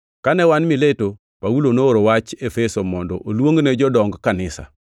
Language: Luo (Kenya and Tanzania)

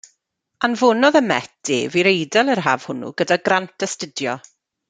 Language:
Welsh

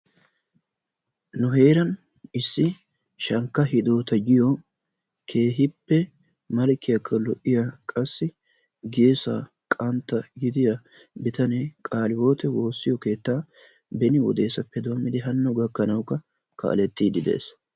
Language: Wolaytta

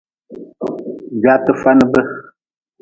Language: Nawdm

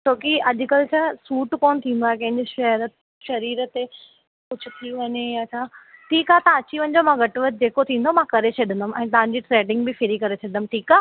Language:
Sindhi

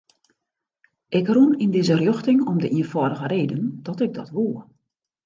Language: Western Frisian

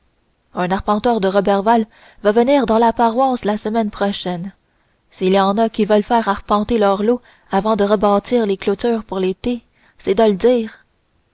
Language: French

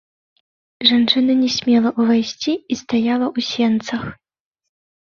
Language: Belarusian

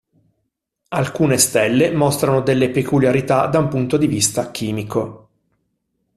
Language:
Italian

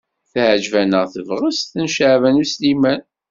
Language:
Kabyle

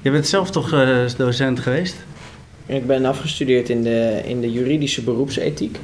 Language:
Dutch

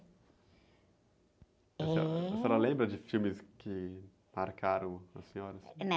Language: Portuguese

